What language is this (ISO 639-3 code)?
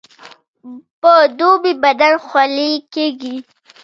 pus